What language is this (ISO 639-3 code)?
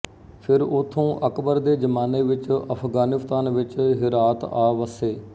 pan